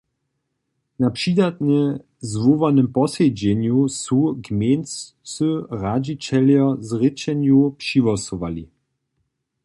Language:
Upper Sorbian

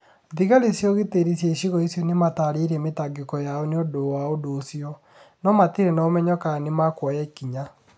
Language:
Kikuyu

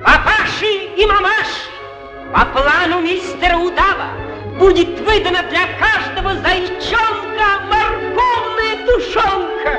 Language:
Russian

